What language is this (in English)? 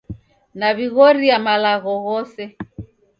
Taita